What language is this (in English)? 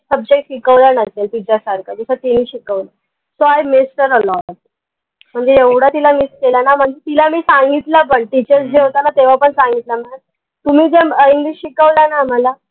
Marathi